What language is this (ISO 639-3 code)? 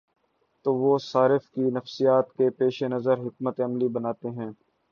urd